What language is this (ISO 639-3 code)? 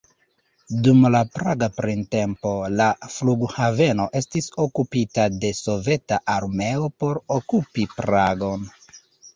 epo